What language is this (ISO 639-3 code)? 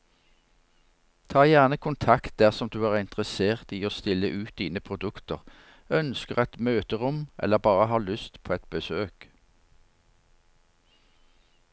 nor